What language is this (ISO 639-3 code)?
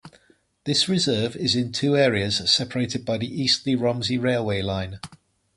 eng